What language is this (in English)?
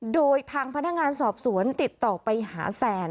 Thai